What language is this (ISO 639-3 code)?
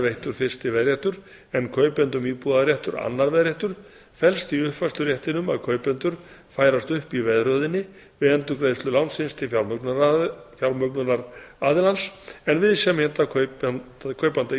isl